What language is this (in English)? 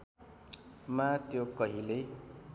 Nepali